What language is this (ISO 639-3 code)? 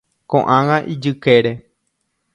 grn